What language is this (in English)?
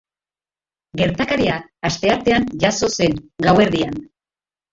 Basque